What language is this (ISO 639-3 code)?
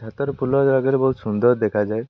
ori